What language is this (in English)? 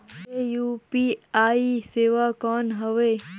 Chhattisgarhi